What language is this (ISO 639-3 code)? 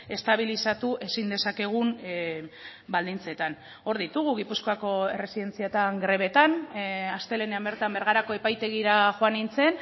eus